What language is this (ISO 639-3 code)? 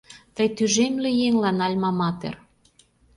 chm